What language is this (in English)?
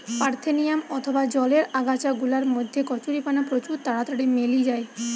Bangla